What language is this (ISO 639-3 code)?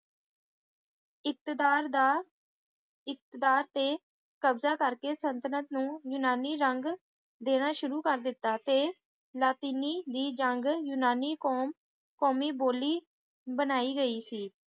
pan